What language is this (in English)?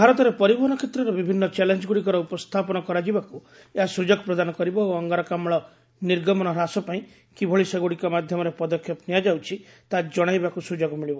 Odia